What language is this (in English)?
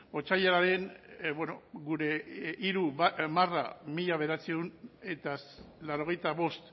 Basque